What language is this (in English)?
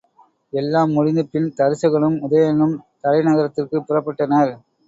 Tamil